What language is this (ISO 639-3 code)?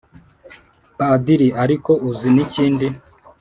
kin